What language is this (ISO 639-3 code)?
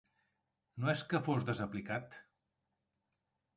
cat